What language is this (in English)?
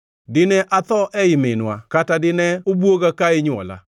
Luo (Kenya and Tanzania)